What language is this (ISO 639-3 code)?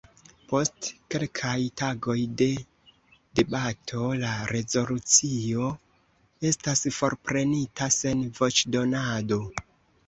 epo